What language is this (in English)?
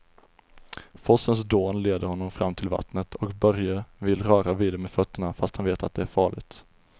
Swedish